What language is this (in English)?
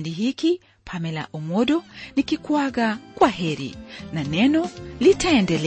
Swahili